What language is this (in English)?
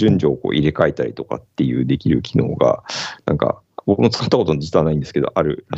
Japanese